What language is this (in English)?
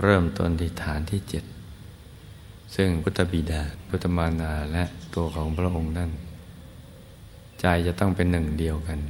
Thai